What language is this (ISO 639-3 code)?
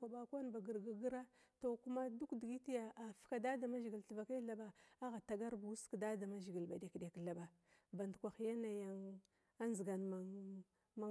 glw